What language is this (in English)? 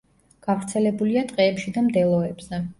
Georgian